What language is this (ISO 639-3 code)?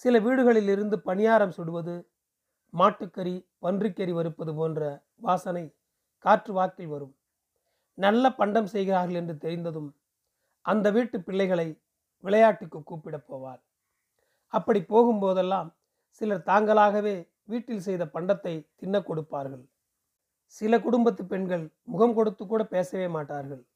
tam